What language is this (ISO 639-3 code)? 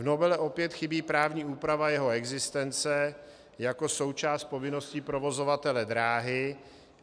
ces